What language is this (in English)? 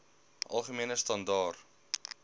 Afrikaans